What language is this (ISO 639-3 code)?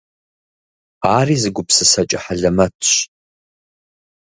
kbd